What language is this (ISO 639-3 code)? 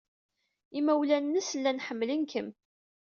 kab